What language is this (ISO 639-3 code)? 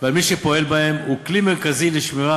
heb